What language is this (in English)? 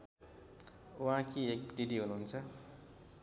Nepali